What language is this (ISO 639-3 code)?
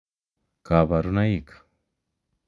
kln